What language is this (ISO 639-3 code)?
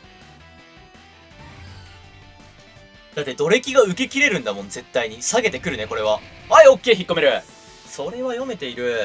jpn